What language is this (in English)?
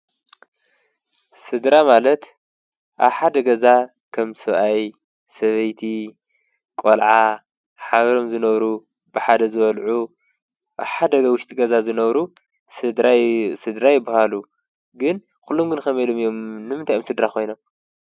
Tigrinya